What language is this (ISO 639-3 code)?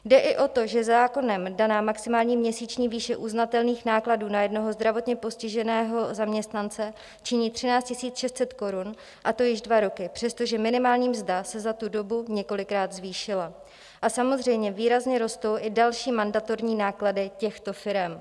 ces